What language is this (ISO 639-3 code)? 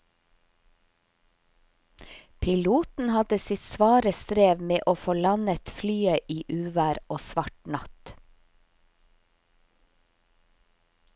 nor